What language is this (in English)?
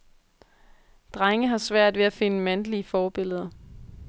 Danish